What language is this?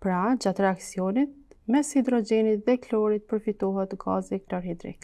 Romanian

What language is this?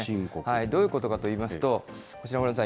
Japanese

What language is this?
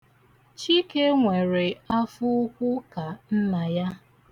Igbo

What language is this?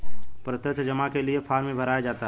Hindi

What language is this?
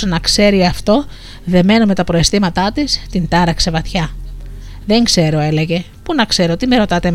Greek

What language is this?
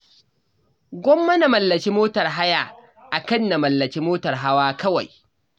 Hausa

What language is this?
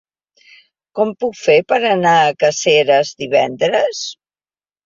Catalan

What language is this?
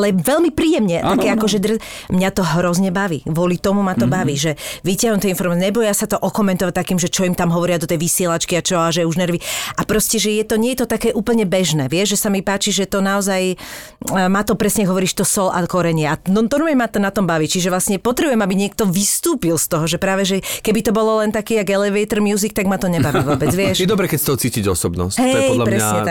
Slovak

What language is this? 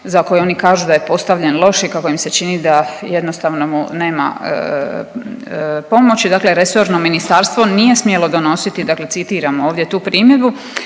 Croatian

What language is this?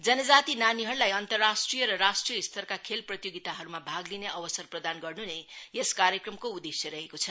Nepali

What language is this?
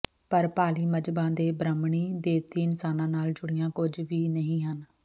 Punjabi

